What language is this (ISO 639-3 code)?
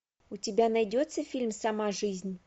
rus